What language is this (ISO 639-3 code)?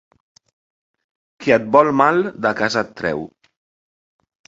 cat